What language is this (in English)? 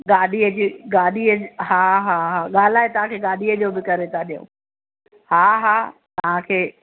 Sindhi